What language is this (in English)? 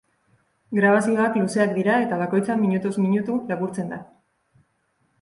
Basque